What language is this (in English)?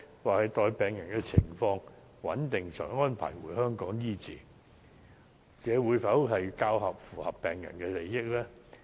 Cantonese